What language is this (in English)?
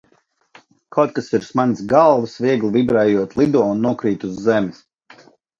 Latvian